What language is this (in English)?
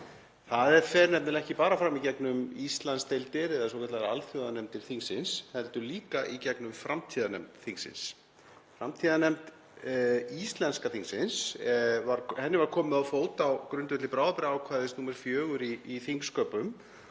Icelandic